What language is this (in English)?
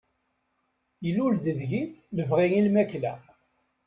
Kabyle